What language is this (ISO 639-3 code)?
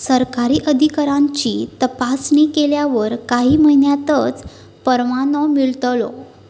mar